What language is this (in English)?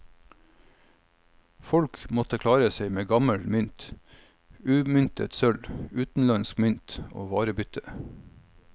Norwegian